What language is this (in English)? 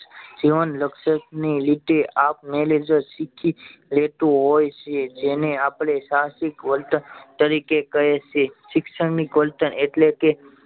Gujarati